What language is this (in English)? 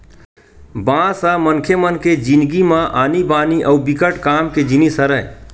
Chhattisgarhi